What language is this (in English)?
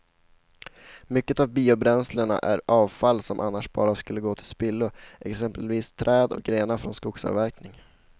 Swedish